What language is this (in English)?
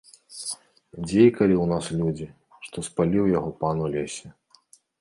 Belarusian